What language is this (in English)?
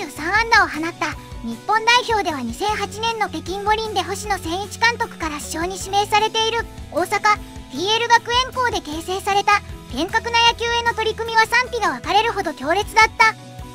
Japanese